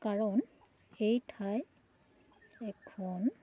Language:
Assamese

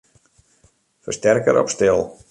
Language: Western Frisian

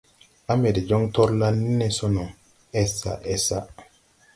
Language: Tupuri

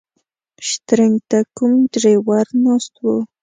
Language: Pashto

